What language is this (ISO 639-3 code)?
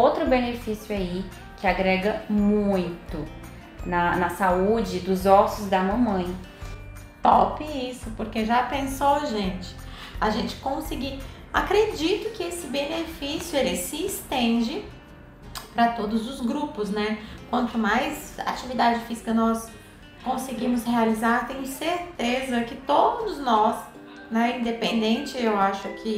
por